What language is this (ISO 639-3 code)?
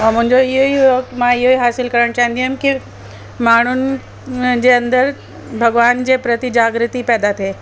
snd